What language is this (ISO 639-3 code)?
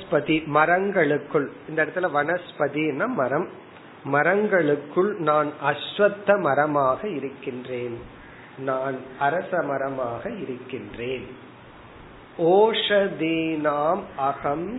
tam